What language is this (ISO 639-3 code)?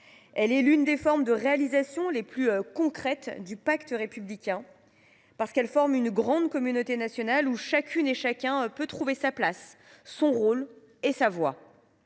fra